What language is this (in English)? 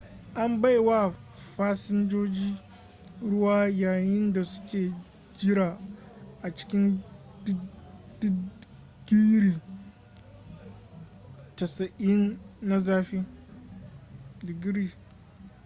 Hausa